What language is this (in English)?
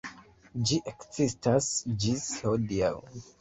Esperanto